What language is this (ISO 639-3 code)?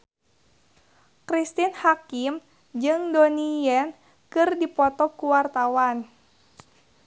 sun